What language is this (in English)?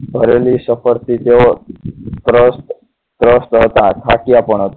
Gujarati